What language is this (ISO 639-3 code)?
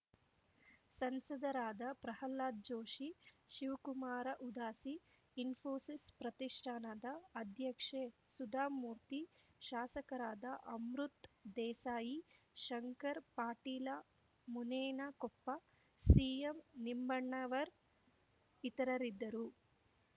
kan